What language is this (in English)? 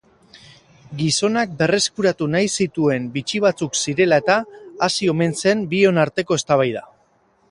Basque